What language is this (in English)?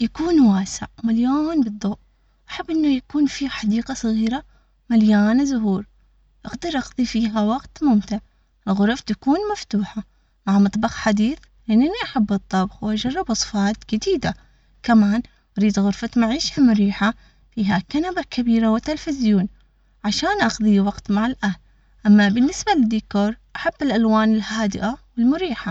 Omani Arabic